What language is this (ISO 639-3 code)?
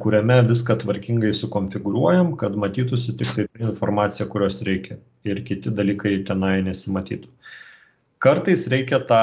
lit